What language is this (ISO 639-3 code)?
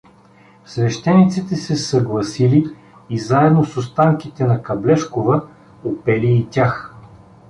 bul